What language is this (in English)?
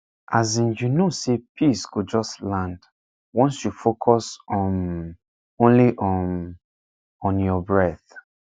Nigerian Pidgin